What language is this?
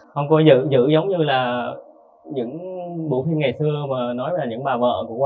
Vietnamese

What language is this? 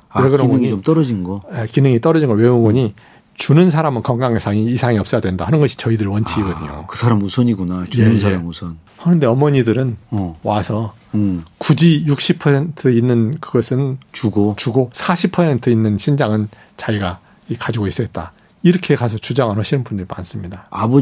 Korean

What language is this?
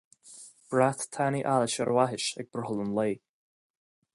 Irish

